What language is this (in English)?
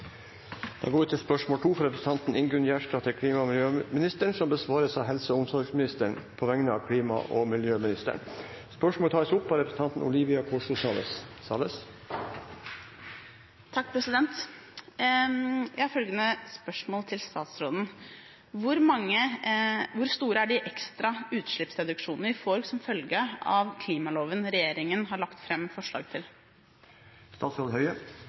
Norwegian